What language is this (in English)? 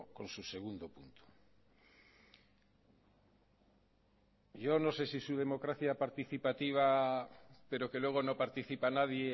Spanish